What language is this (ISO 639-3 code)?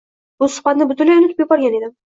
uzb